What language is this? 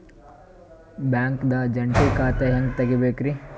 Kannada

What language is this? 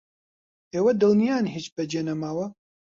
Central Kurdish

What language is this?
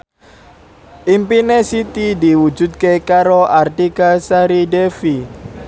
Javanese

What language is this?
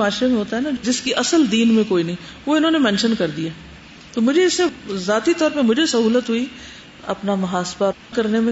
Urdu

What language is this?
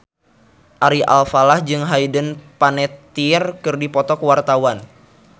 Sundanese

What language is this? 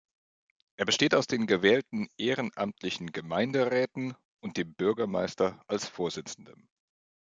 German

